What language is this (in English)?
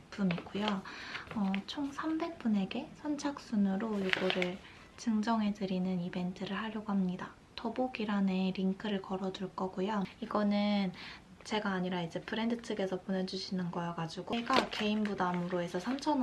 Korean